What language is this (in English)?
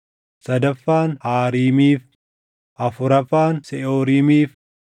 Oromo